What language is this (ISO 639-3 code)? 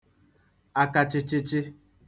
ibo